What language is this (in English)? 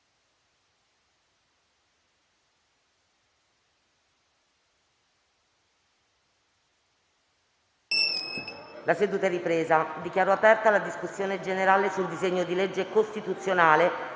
Italian